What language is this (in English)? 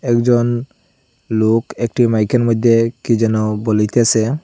Bangla